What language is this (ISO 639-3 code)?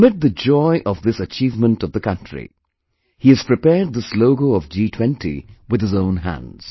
eng